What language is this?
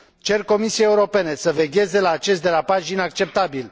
Romanian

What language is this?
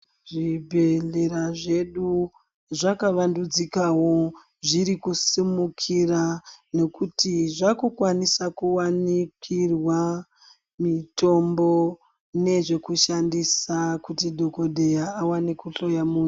Ndau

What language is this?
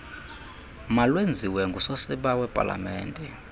Xhosa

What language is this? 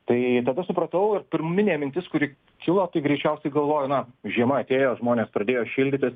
Lithuanian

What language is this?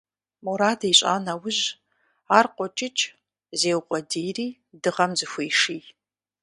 Kabardian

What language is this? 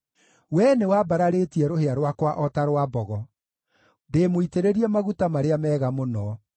Kikuyu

